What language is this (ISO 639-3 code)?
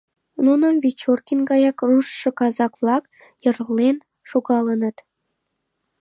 chm